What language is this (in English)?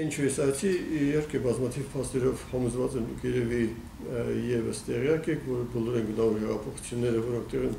Turkish